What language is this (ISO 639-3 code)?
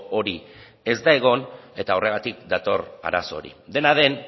eus